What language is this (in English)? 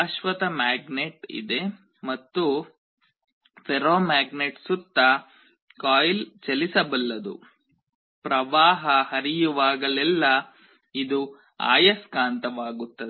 Kannada